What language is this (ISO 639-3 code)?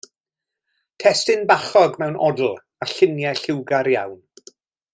cym